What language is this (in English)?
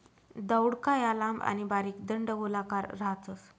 Marathi